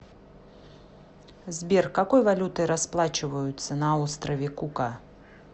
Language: Russian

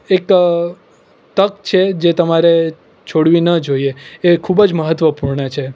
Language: Gujarati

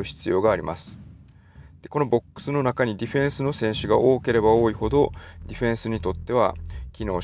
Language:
Japanese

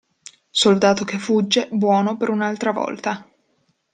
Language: Italian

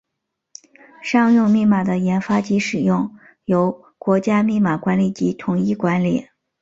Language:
Chinese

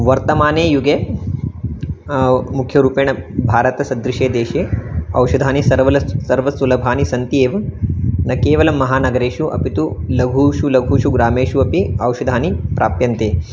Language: Sanskrit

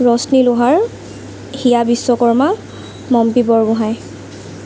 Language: Assamese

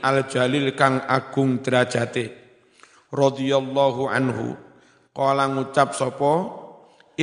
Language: Indonesian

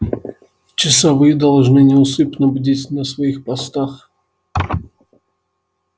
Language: Russian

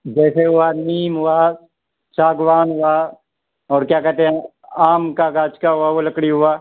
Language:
Urdu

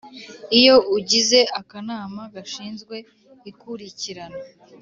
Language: Kinyarwanda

